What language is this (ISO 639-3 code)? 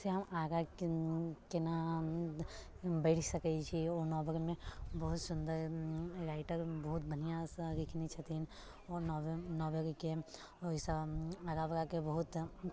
mai